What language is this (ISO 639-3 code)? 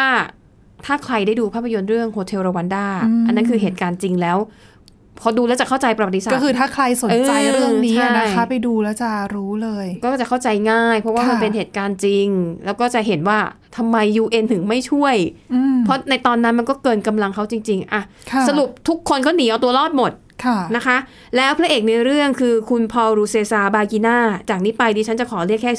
tha